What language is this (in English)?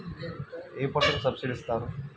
Telugu